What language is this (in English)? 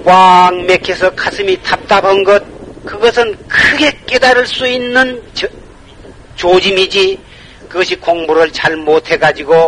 Korean